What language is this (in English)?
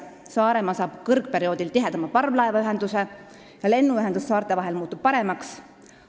Estonian